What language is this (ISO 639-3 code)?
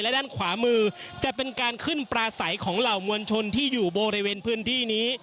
tha